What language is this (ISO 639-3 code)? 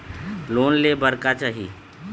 hne